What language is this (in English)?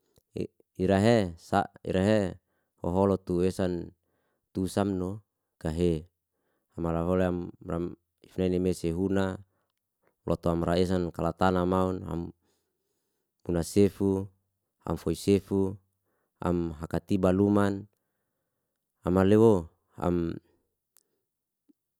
Liana-Seti